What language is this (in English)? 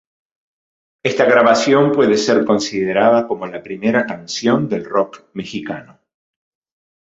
Spanish